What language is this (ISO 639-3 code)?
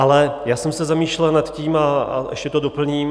ces